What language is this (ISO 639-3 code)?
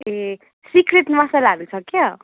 nep